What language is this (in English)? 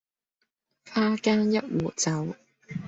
Cantonese